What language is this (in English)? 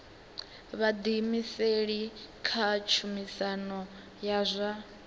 Venda